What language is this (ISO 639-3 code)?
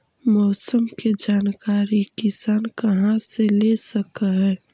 mag